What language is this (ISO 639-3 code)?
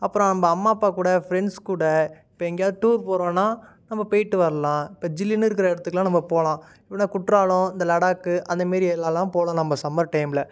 tam